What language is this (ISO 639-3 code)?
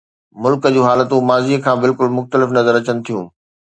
snd